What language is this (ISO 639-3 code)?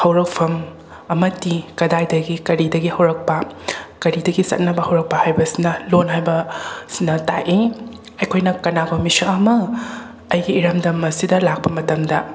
mni